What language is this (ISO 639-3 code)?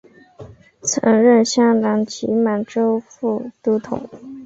zho